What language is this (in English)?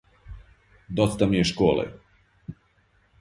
Serbian